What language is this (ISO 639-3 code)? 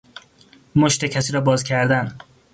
fas